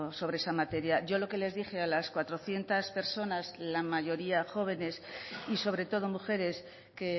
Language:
Spanish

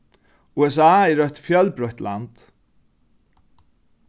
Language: Faroese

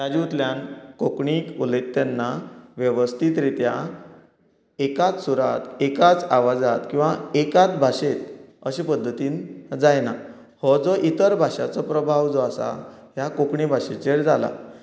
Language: Konkani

